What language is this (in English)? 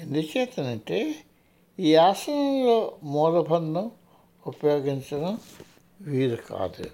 Telugu